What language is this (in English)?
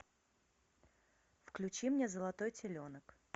Russian